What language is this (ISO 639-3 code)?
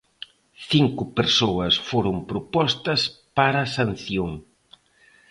glg